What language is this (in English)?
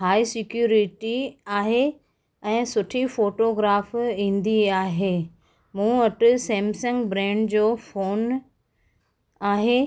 Sindhi